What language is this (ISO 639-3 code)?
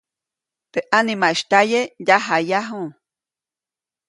zoc